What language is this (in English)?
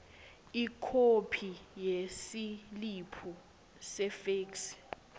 Swati